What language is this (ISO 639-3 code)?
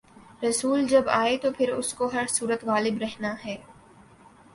urd